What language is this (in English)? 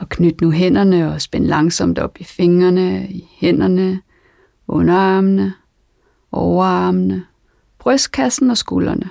Danish